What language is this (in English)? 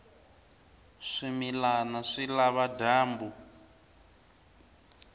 Tsonga